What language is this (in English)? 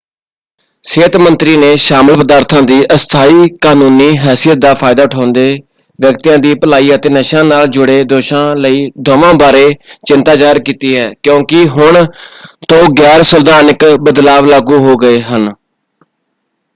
Punjabi